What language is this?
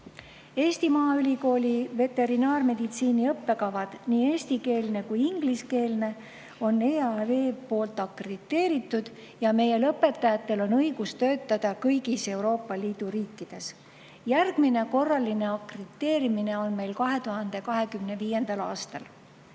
Estonian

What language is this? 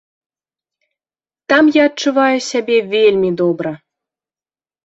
Belarusian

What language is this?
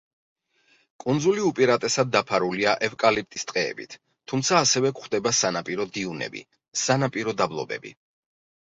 Georgian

